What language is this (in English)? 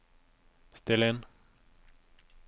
Norwegian